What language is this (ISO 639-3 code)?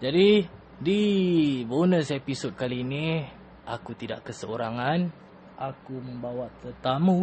msa